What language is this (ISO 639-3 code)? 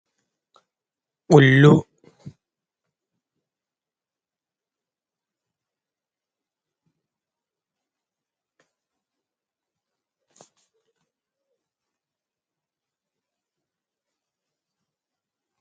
ful